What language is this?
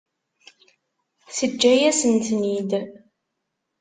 Kabyle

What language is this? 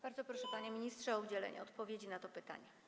Polish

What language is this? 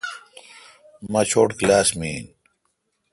Kalkoti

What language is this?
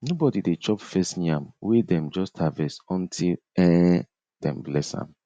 Nigerian Pidgin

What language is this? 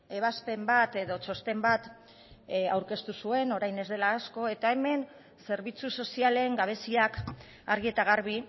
Basque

